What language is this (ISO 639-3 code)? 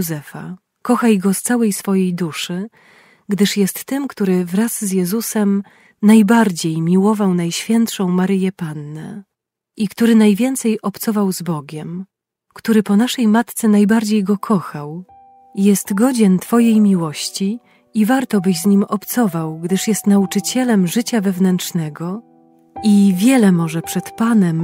pol